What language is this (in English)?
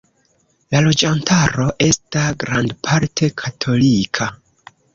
Esperanto